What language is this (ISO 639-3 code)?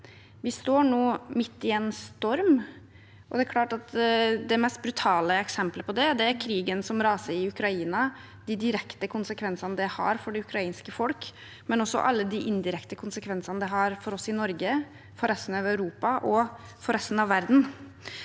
nor